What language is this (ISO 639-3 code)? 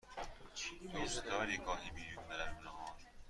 fas